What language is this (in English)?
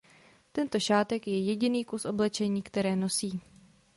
Czech